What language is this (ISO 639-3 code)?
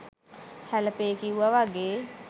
sin